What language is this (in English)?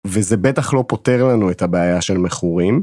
Hebrew